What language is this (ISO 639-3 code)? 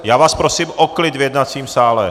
ces